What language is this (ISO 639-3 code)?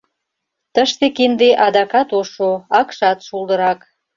chm